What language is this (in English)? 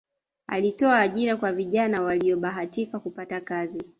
Swahili